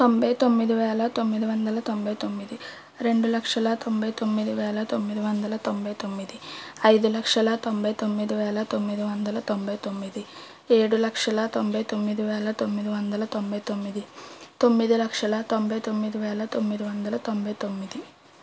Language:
Telugu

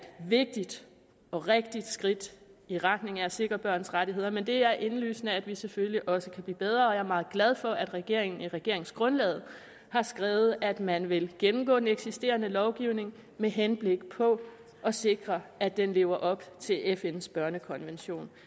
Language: Danish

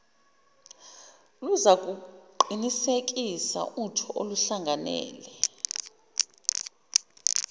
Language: Zulu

